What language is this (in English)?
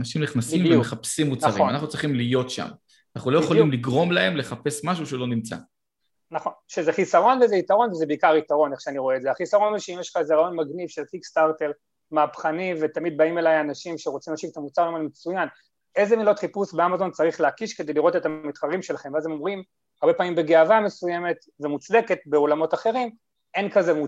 Hebrew